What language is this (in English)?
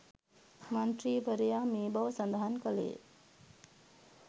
Sinhala